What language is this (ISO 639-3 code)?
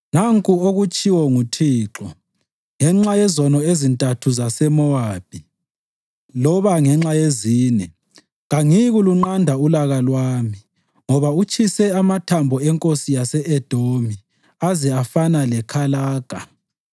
nde